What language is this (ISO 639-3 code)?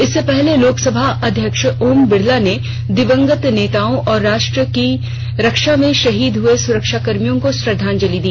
hin